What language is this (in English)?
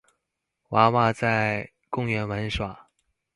Chinese